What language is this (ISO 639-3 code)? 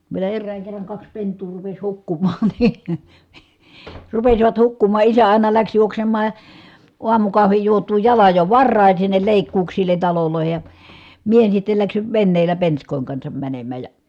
fin